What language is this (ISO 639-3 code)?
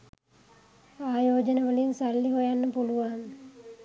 sin